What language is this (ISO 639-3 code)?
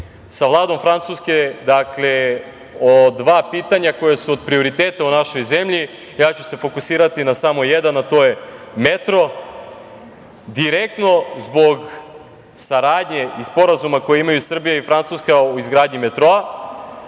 srp